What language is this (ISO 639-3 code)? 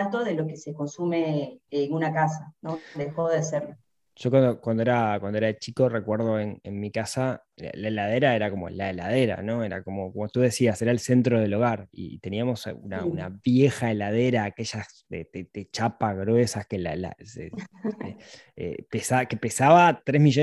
spa